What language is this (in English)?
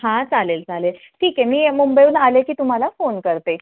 Marathi